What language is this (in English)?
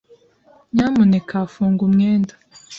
Kinyarwanda